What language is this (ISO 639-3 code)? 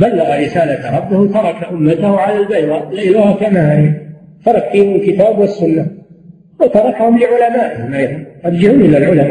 ara